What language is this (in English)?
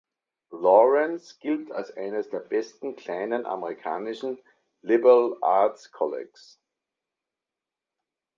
German